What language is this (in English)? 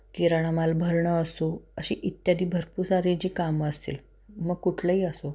Marathi